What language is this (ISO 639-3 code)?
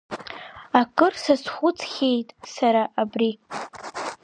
abk